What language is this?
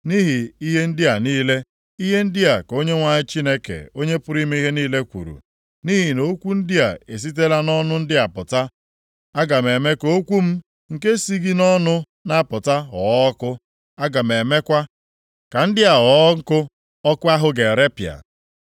Igbo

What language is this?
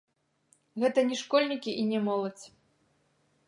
Belarusian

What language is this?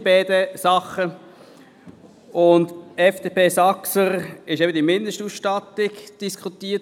Swiss German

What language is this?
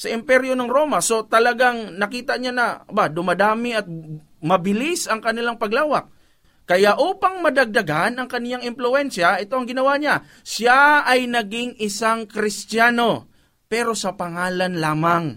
Filipino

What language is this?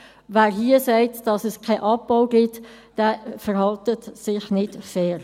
Swiss German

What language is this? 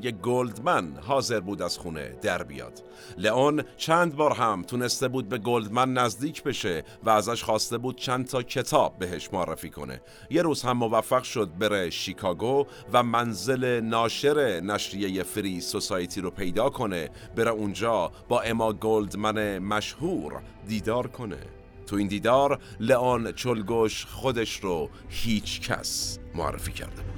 Persian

